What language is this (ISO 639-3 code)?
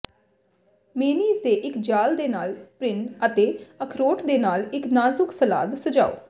pan